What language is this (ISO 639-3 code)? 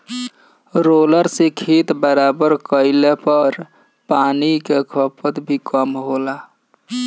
bho